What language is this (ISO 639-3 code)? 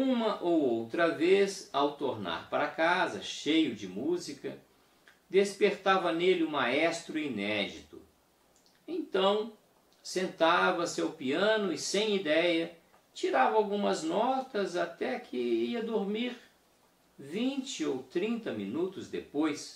por